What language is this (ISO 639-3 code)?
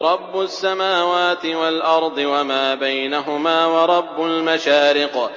ara